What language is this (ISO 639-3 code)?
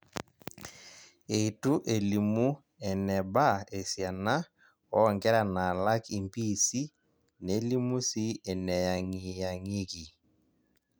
mas